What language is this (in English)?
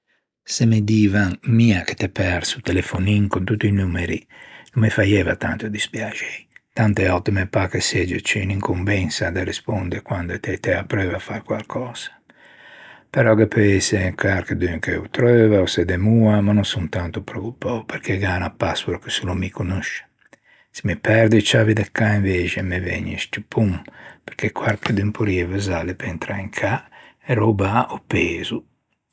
Ligurian